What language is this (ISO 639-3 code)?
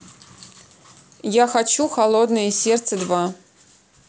rus